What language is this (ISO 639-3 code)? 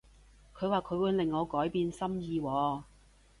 yue